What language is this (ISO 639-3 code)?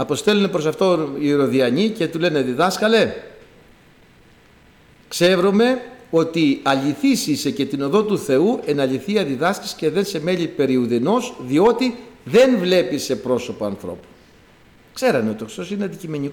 ell